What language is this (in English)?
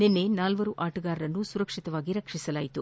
Kannada